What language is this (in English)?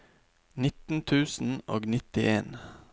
Norwegian